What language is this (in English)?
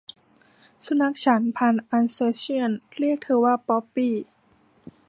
Thai